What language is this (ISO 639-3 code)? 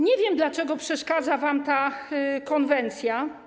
pol